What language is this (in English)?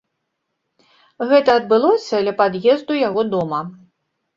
Belarusian